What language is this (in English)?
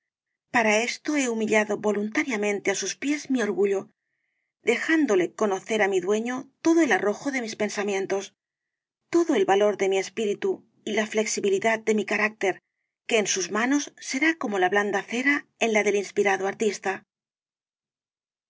Spanish